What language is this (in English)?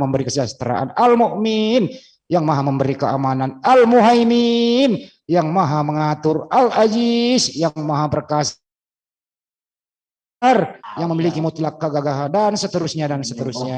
Indonesian